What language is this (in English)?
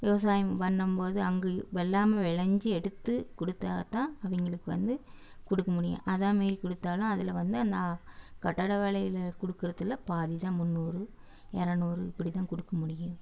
Tamil